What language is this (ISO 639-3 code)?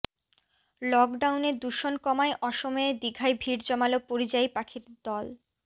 ben